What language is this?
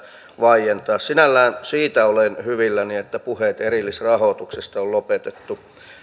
Finnish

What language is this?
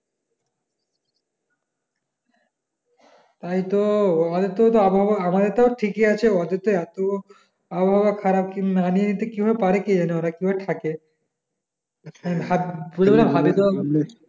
Bangla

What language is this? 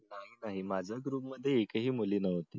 Marathi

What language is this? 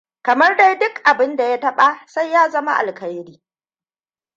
Hausa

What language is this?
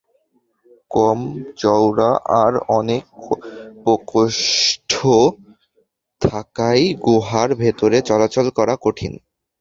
Bangla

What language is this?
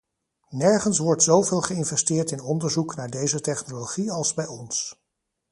Dutch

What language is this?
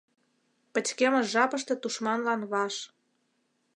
Mari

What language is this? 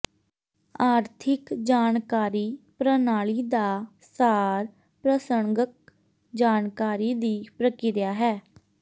Punjabi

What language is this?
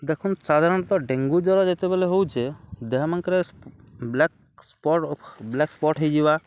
Odia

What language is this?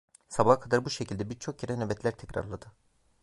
Turkish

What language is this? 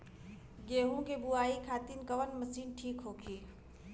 Bhojpuri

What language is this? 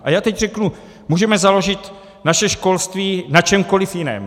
Czech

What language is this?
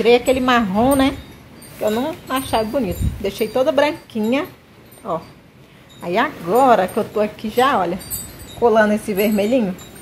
Portuguese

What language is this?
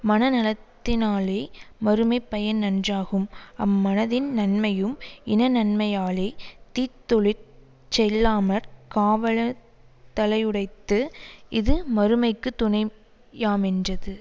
Tamil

